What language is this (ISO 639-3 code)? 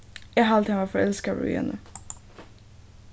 fao